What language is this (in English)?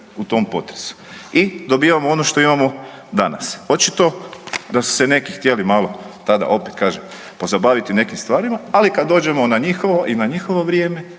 Croatian